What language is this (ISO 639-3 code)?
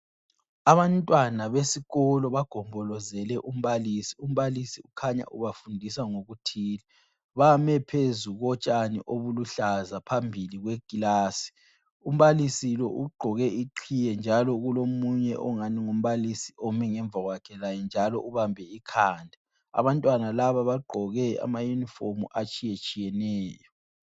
nde